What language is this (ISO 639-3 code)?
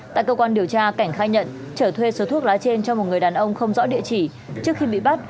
vie